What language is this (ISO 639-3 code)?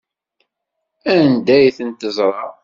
kab